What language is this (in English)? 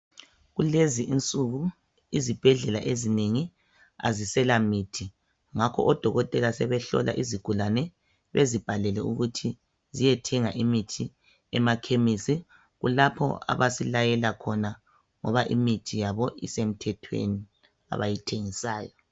North Ndebele